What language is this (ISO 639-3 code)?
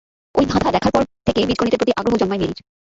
ben